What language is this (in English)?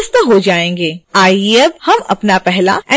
Hindi